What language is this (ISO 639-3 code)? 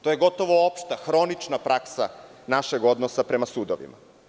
srp